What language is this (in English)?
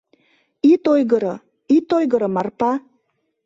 Mari